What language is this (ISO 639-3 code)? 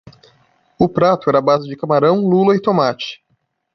por